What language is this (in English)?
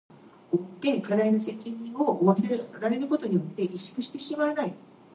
English